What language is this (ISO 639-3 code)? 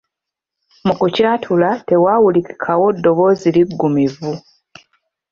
lug